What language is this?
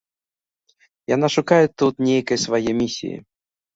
Belarusian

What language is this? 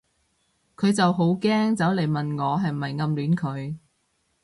Cantonese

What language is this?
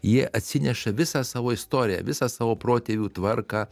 Lithuanian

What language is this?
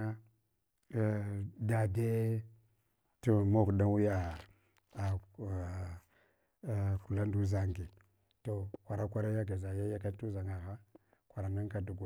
Hwana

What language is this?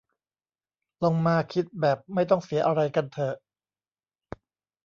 Thai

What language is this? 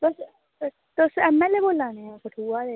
Dogri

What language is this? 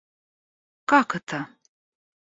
Russian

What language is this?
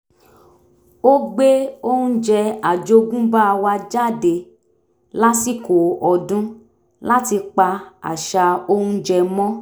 Yoruba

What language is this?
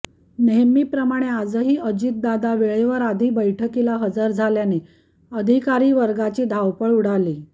Marathi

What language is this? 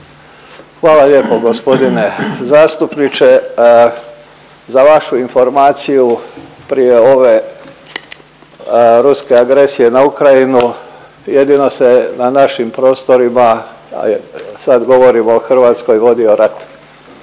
Croatian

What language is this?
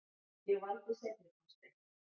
Icelandic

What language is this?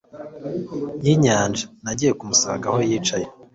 Kinyarwanda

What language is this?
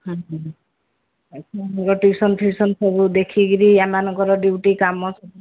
Odia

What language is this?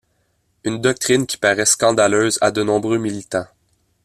French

